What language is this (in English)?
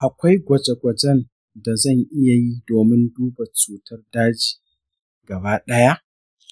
Hausa